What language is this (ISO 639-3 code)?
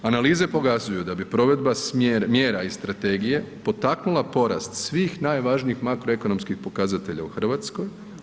hrv